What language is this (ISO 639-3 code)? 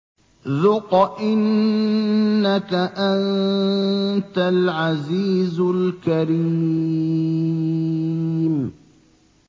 ara